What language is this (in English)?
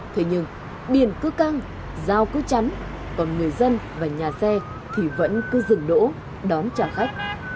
Vietnamese